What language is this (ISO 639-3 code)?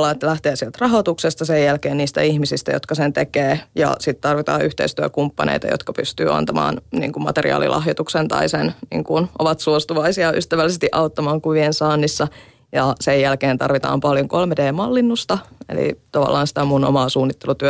fin